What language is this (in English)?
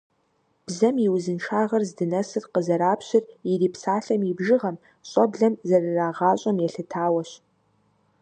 Kabardian